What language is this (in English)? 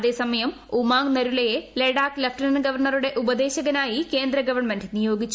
Malayalam